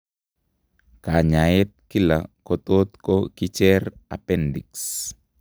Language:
Kalenjin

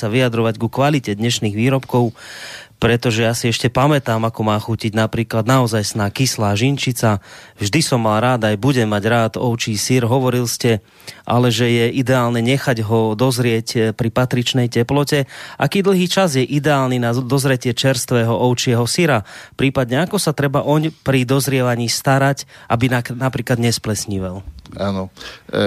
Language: Slovak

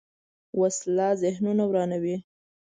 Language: Pashto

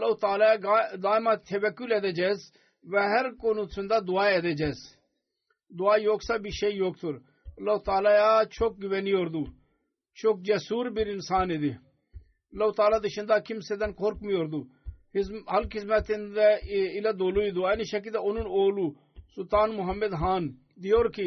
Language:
Turkish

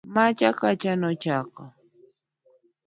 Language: Luo (Kenya and Tanzania)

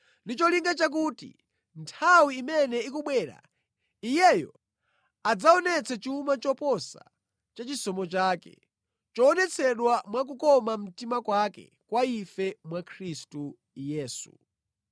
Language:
Nyanja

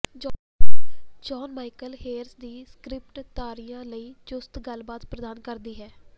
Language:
Punjabi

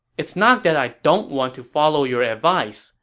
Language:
English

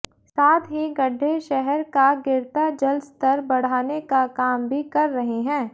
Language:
Hindi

